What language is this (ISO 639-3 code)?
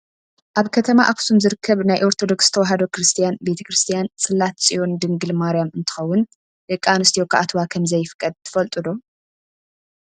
tir